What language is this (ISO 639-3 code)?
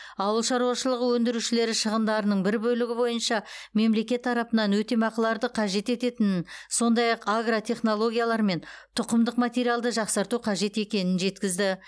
kaz